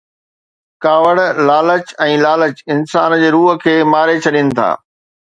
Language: Sindhi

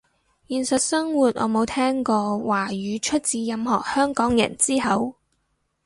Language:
Cantonese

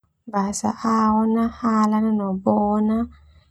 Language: Termanu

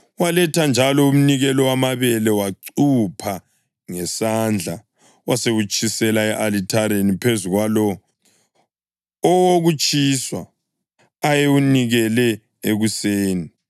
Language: North Ndebele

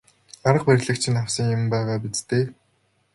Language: Mongolian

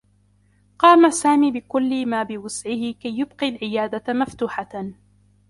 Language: Arabic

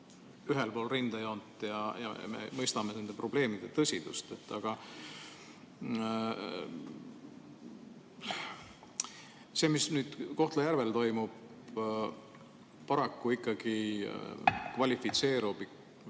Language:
Estonian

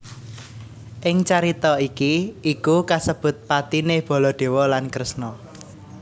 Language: Javanese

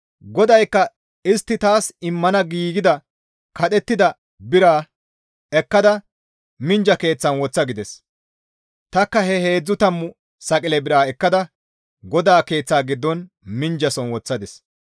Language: Gamo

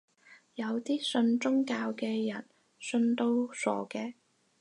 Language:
Cantonese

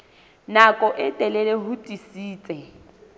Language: Southern Sotho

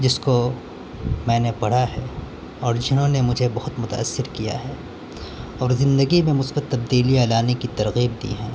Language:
Urdu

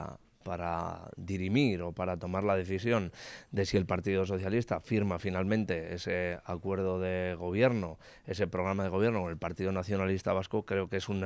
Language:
Spanish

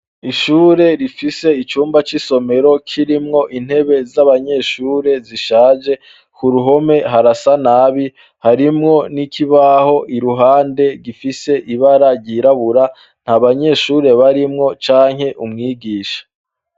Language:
Rundi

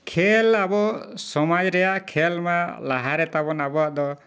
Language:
Santali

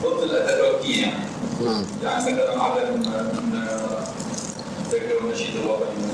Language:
Arabic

